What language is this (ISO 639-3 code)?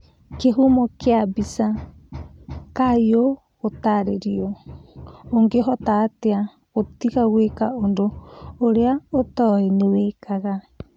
kik